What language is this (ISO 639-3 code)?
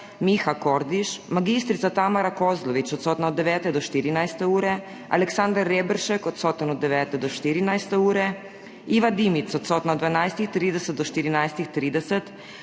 slv